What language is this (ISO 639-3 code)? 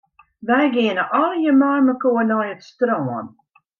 fry